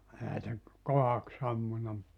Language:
Finnish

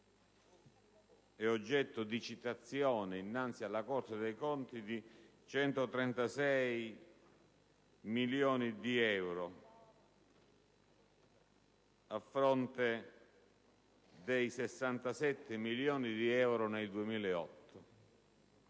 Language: Italian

